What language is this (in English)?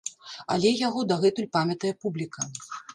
Belarusian